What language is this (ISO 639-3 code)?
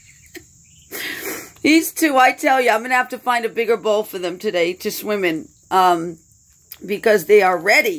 eng